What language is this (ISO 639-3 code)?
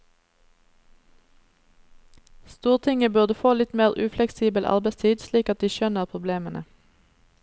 nor